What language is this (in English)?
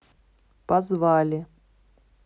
Russian